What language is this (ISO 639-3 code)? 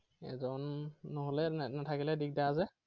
asm